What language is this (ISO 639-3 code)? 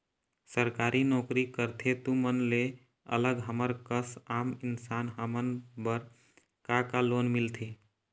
hne